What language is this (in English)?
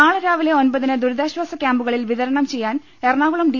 Malayalam